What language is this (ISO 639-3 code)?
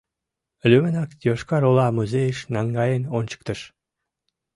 chm